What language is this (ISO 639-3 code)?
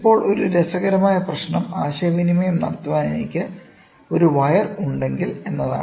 mal